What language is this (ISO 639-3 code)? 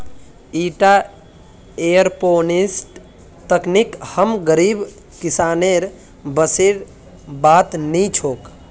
mag